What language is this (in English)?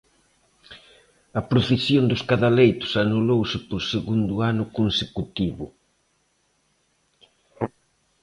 Galician